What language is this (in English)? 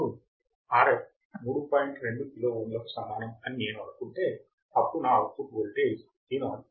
Telugu